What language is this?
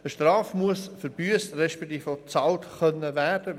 Swiss German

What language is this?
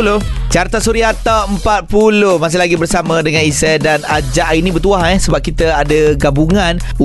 Malay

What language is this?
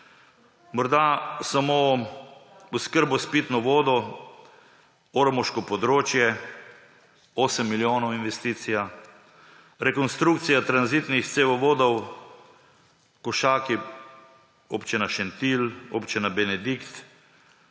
Slovenian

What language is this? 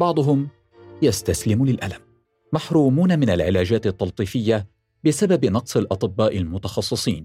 Arabic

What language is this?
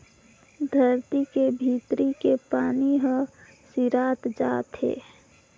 Chhattisgarhi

